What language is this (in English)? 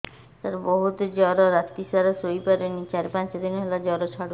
Odia